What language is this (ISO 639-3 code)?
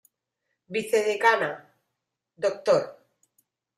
spa